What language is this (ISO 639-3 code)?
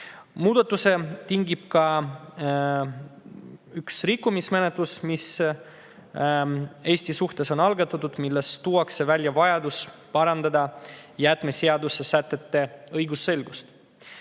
est